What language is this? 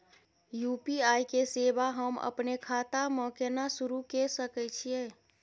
Maithili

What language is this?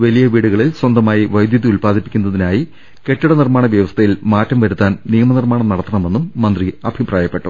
Malayalam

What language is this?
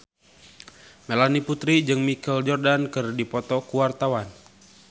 Sundanese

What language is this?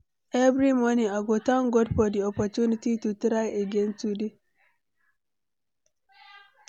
Nigerian Pidgin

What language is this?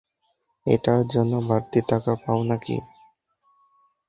Bangla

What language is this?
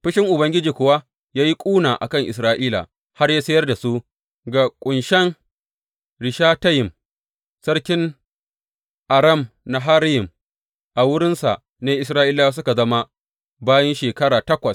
Hausa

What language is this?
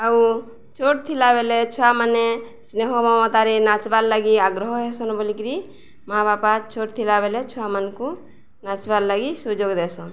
Odia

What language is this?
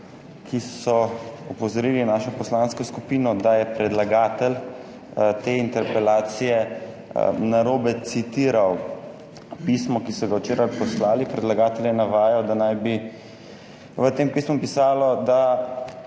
Slovenian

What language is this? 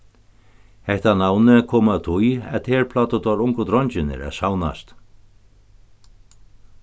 Faroese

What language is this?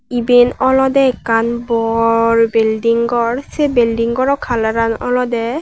Chakma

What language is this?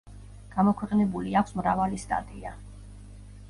Georgian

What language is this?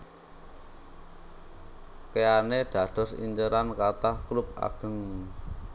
Javanese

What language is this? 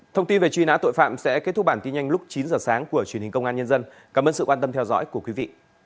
Vietnamese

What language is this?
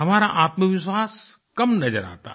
Hindi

